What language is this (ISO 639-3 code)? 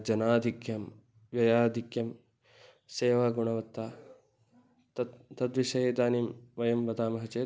san